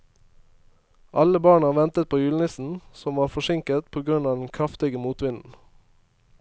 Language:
Norwegian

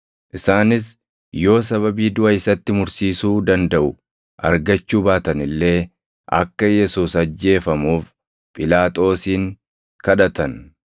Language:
Oromo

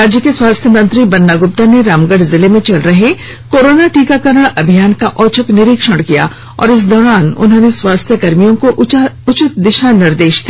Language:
Hindi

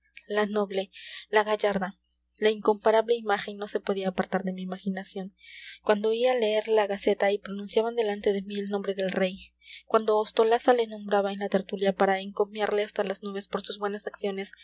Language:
Spanish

